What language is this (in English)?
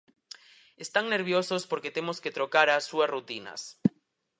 Galician